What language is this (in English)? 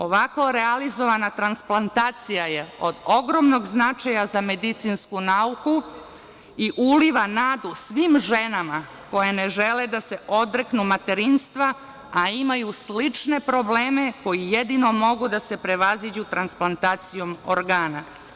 Serbian